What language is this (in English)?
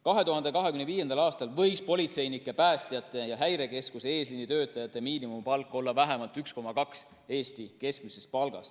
Estonian